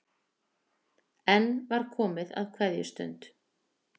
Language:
Icelandic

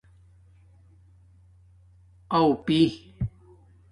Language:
Domaaki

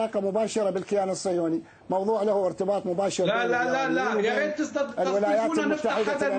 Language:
Arabic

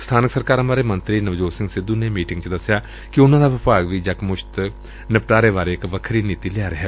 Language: Punjabi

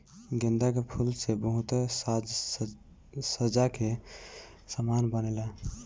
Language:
Bhojpuri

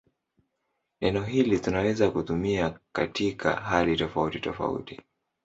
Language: Swahili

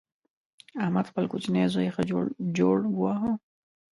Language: Pashto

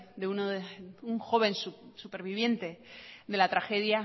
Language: Spanish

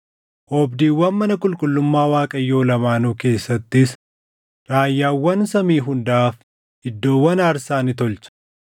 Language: Oromo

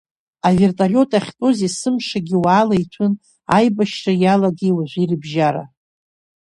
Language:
Abkhazian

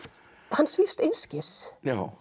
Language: Icelandic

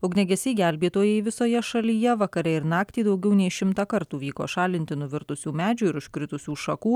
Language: Lithuanian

